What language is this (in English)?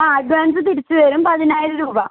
Malayalam